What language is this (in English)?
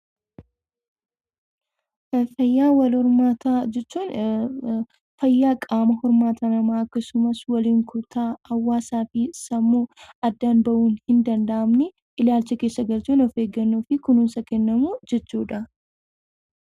Oromo